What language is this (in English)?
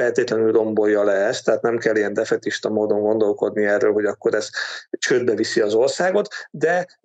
Hungarian